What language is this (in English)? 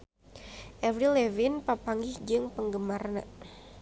Sundanese